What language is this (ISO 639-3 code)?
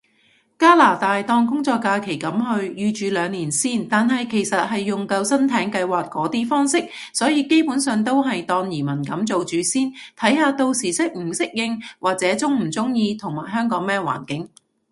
yue